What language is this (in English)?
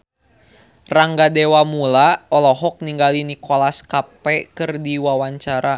Sundanese